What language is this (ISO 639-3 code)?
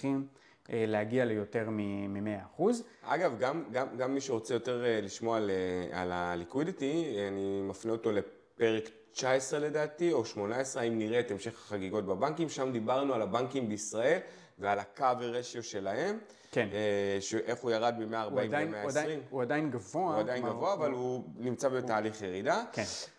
heb